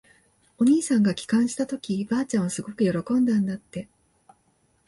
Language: Japanese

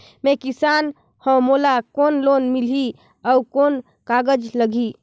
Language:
Chhattisgarhi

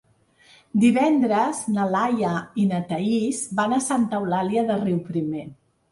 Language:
Catalan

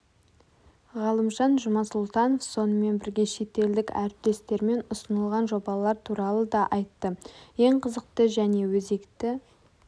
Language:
Kazakh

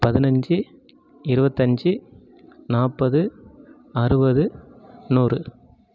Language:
Tamil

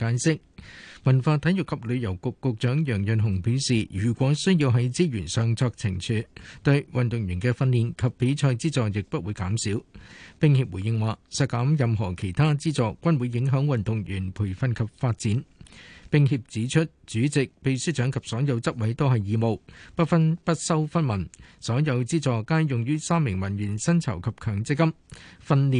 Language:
Chinese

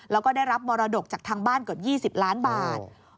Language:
Thai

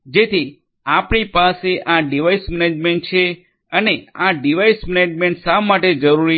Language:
Gujarati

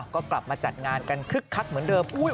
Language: Thai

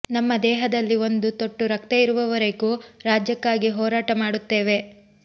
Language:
Kannada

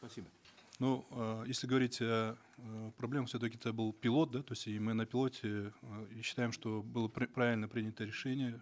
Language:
Kazakh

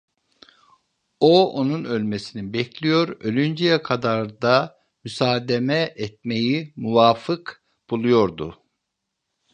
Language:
Turkish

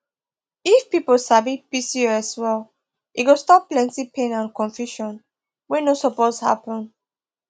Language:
Nigerian Pidgin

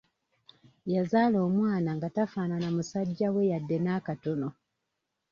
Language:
Ganda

